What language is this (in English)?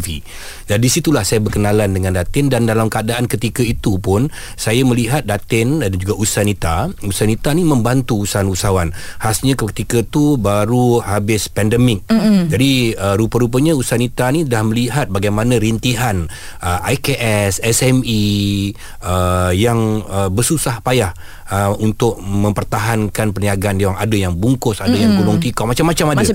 Malay